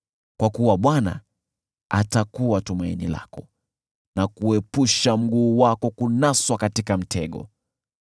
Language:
Swahili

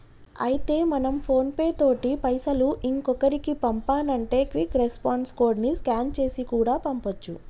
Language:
Telugu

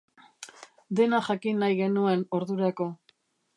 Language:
Basque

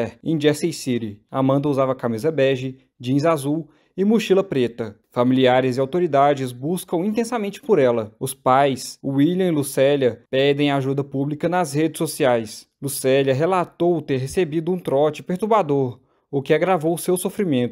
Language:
Portuguese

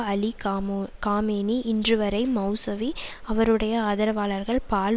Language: Tamil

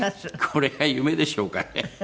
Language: Japanese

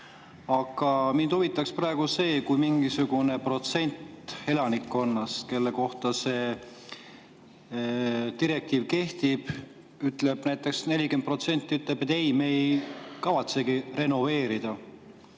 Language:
Estonian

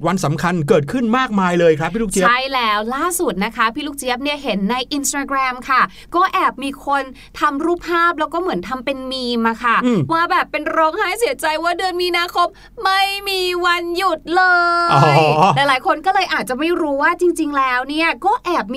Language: Thai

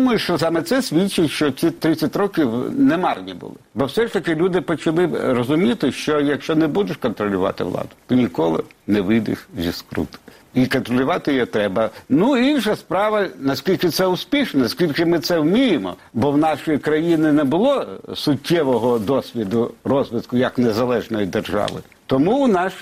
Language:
Ukrainian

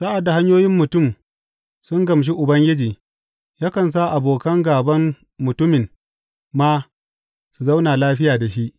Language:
Hausa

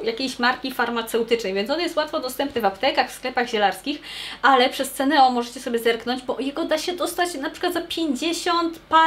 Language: Polish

